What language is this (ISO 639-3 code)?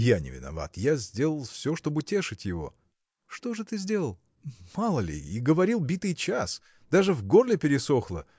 rus